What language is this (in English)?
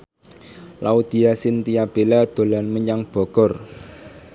Javanese